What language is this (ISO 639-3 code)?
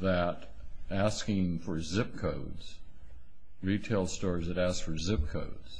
eng